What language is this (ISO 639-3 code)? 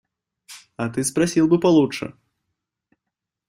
rus